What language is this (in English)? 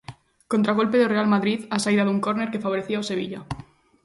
Galician